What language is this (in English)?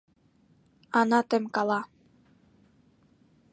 Mari